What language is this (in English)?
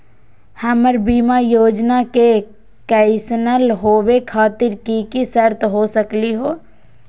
Magahi